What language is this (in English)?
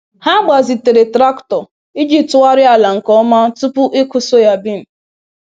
Igbo